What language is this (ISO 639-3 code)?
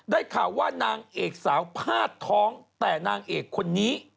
tha